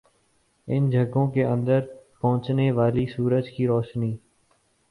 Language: Urdu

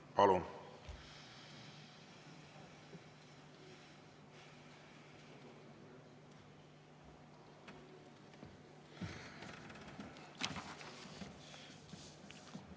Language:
Estonian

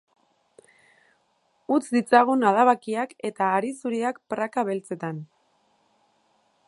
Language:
Basque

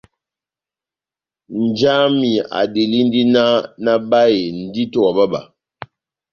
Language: Batanga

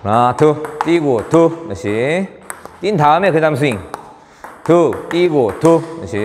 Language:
Korean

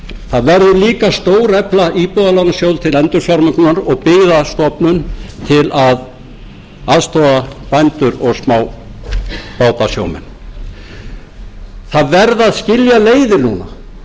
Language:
Icelandic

